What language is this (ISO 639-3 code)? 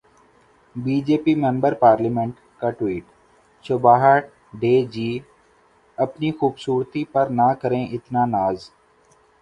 urd